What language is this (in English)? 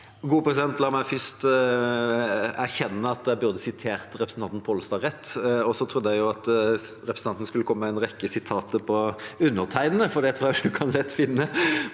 Norwegian